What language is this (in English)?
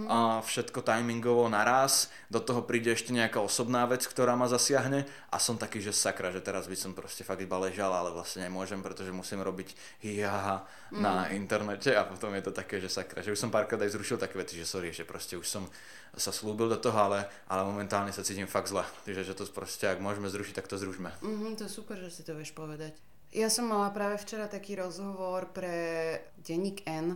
Slovak